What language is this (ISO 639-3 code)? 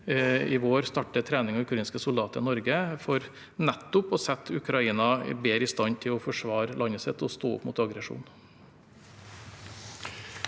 nor